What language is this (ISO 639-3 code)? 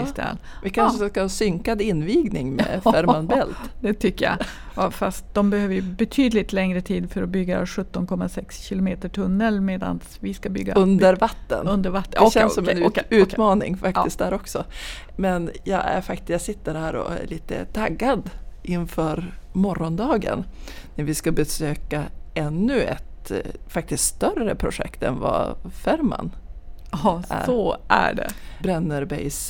swe